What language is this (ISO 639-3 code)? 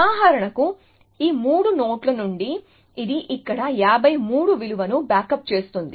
tel